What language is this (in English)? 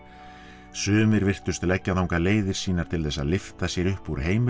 Icelandic